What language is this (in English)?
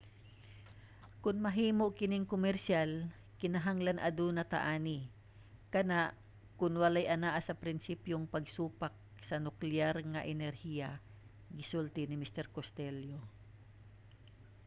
Cebuano